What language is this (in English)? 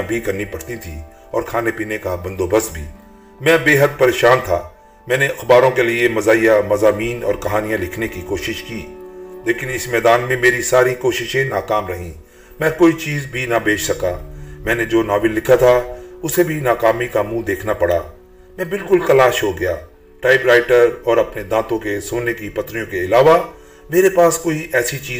Urdu